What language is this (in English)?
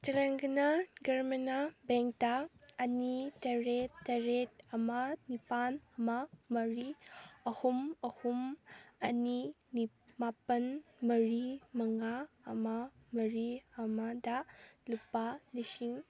Manipuri